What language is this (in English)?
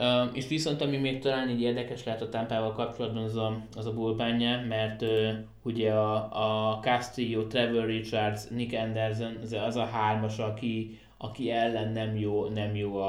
Hungarian